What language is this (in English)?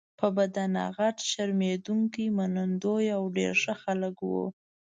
Pashto